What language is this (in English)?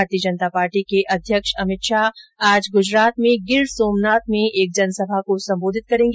Hindi